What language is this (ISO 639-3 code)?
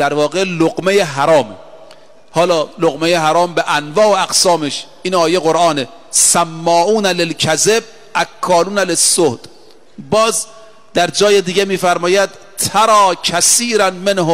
fas